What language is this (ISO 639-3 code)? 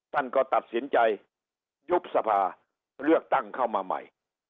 tha